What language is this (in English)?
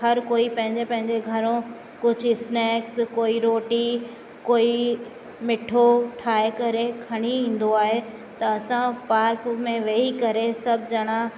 Sindhi